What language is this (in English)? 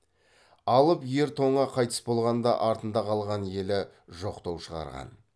Kazakh